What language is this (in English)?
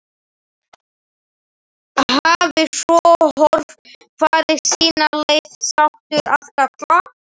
Icelandic